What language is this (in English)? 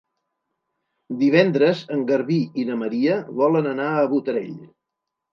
Catalan